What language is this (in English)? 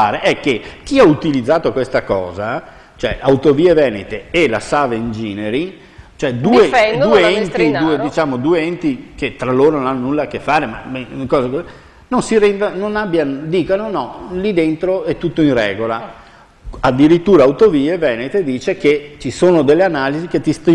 Italian